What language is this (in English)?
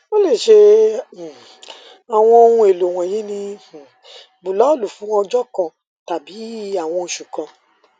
Yoruba